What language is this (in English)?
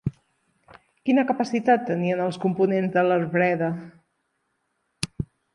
Catalan